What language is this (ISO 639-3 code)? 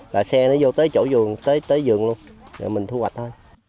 vie